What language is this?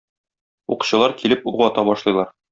Tatar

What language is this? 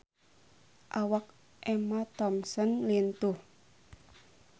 Sundanese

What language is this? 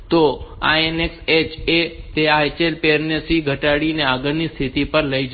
Gujarati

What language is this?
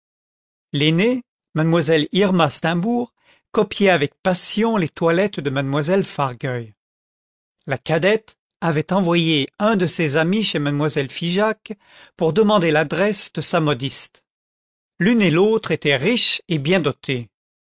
French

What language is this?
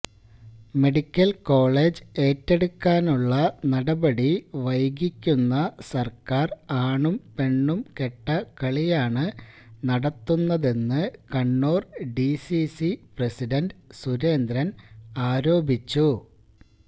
Malayalam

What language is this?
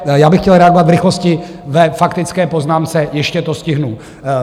Czech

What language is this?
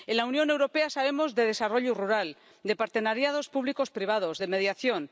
Spanish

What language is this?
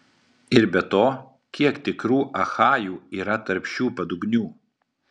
Lithuanian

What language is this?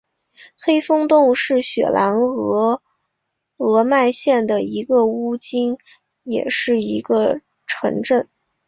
Chinese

